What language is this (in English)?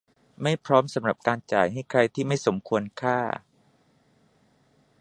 Thai